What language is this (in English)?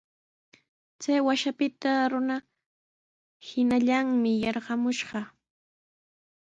Sihuas Ancash Quechua